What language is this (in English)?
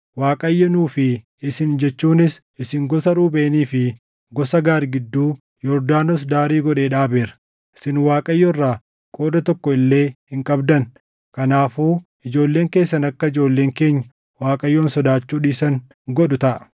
Oromo